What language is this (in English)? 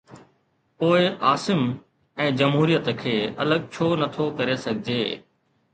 Sindhi